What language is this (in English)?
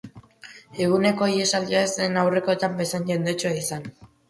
Basque